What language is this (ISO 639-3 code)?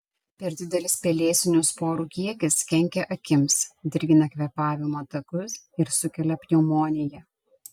lit